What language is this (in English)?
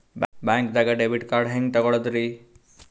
Kannada